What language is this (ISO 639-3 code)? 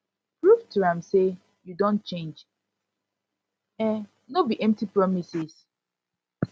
pcm